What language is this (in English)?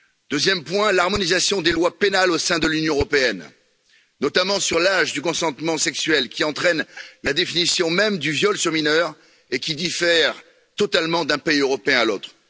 French